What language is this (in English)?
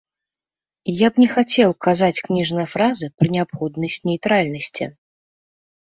Belarusian